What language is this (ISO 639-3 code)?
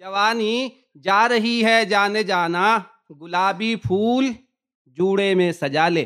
urd